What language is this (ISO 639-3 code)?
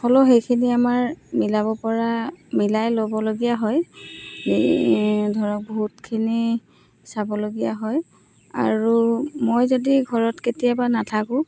asm